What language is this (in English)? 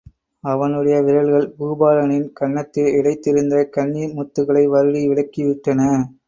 Tamil